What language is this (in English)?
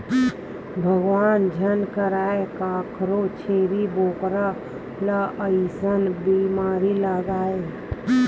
Chhattisgarhi